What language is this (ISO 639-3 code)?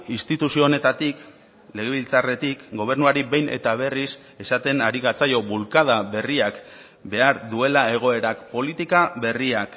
eus